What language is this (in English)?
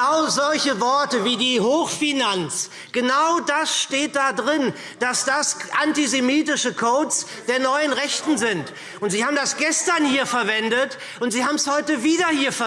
German